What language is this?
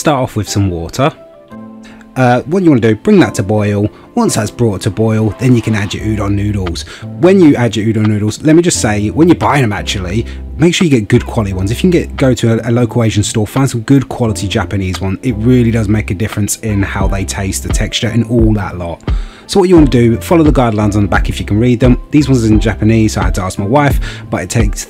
English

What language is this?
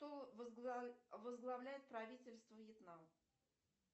Russian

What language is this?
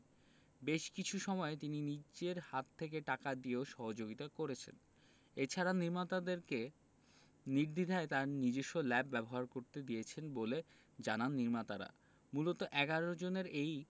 Bangla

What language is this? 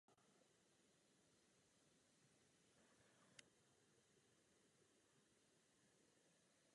Czech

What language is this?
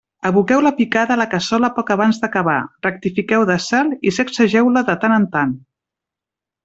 Catalan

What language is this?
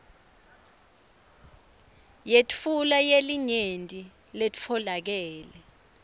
Swati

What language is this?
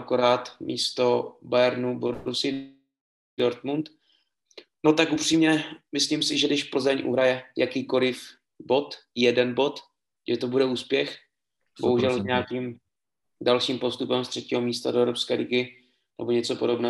Czech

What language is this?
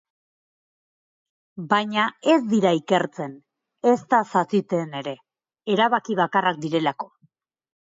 Basque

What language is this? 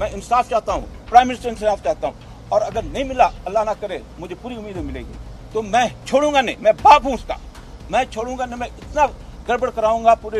Turkish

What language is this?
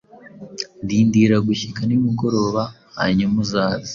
Kinyarwanda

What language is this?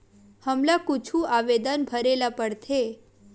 Chhattisgarhi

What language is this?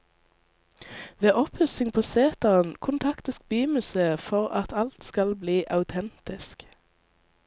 Norwegian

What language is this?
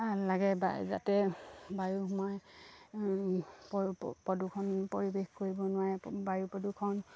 Assamese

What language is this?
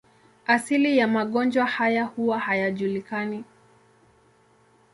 Swahili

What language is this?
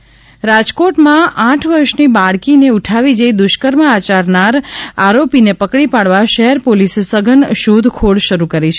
Gujarati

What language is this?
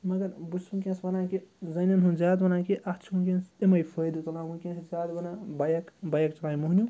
Kashmiri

